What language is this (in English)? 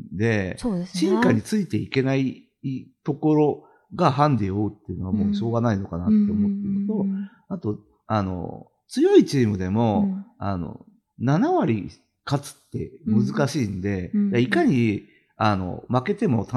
Japanese